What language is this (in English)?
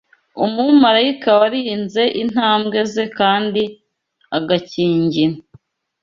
Kinyarwanda